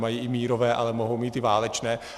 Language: Czech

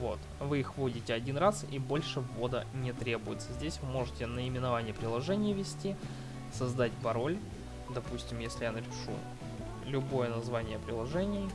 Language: Russian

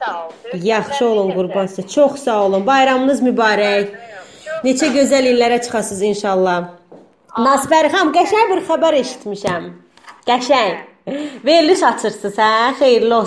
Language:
Turkish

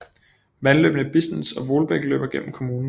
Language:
Danish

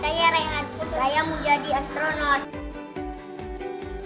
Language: Indonesian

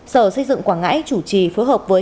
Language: Vietnamese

